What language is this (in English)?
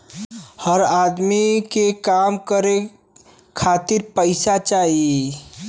Bhojpuri